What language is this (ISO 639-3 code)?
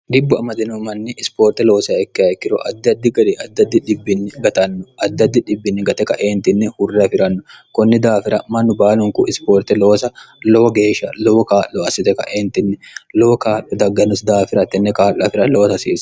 sid